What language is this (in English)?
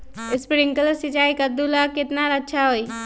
Magahi